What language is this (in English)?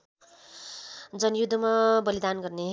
Nepali